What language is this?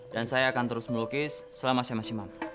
Indonesian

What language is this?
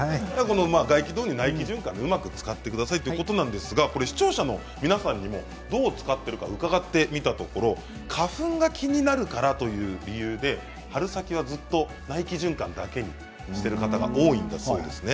Japanese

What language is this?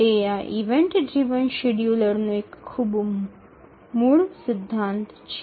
Gujarati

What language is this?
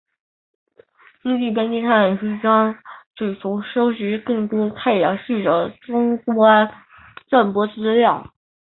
Chinese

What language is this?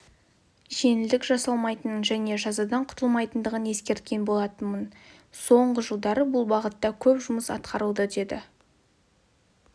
Kazakh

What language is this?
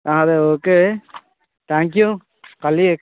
Telugu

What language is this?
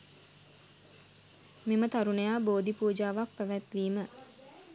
Sinhala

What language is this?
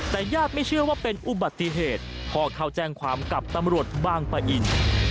Thai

